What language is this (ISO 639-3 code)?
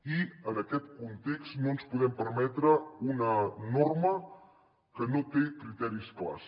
cat